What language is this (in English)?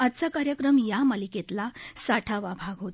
Marathi